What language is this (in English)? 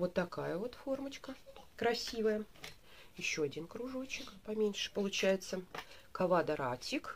Russian